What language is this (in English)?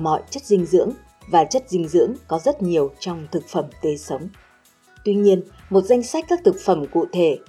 Vietnamese